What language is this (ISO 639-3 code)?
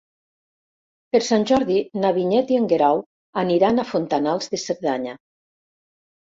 cat